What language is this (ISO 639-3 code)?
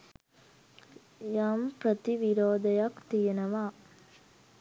sin